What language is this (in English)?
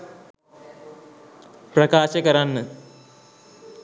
Sinhala